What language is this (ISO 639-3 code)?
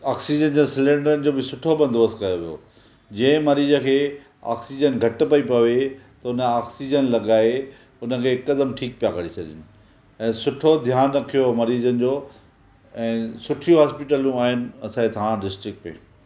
snd